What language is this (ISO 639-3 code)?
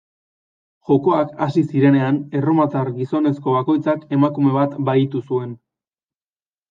eus